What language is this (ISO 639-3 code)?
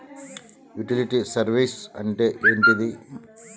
tel